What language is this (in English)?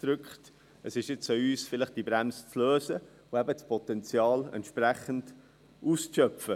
Swiss German